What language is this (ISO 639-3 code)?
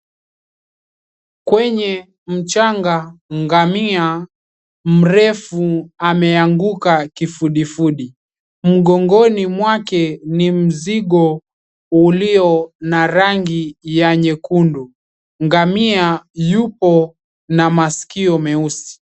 swa